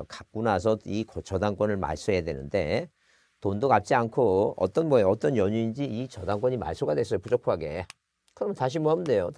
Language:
Korean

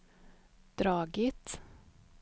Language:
Swedish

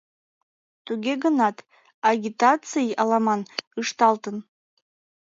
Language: Mari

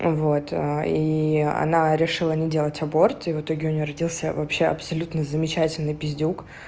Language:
Russian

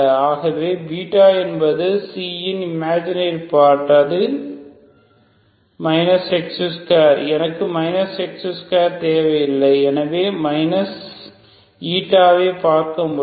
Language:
Tamil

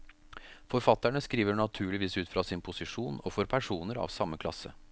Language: Norwegian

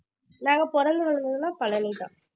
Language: Tamil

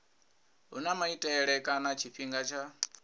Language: Venda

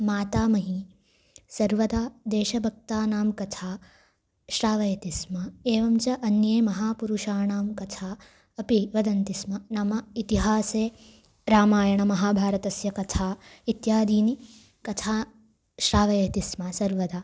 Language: Sanskrit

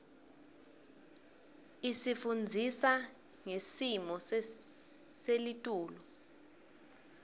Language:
Swati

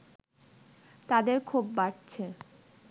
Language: Bangla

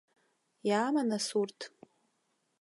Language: Abkhazian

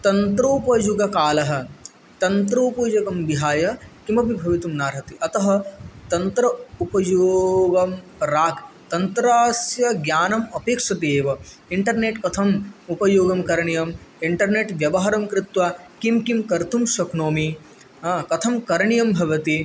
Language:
Sanskrit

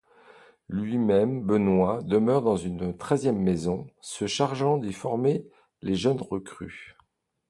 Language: French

